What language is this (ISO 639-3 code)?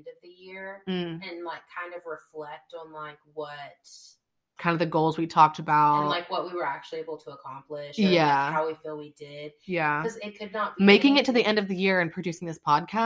eng